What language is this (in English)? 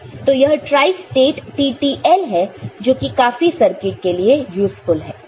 Hindi